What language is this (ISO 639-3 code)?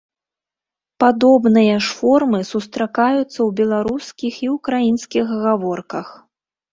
bel